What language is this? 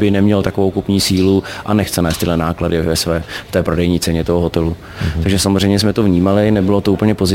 Czech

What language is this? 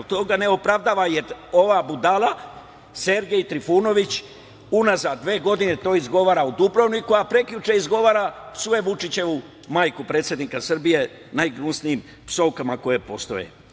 Serbian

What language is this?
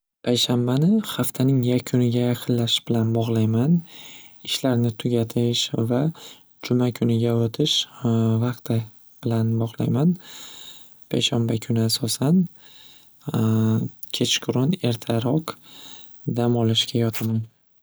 Uzbek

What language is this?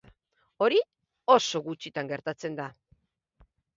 Basque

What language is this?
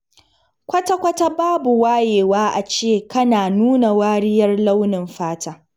Hausa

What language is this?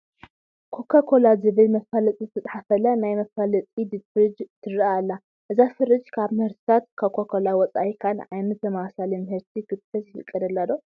Tigrinya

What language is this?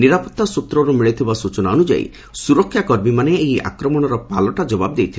Odia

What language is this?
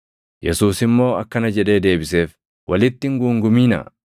Oromo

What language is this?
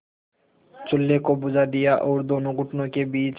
Hindi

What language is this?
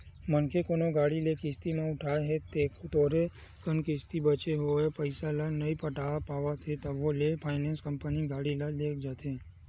Chhattisgarhi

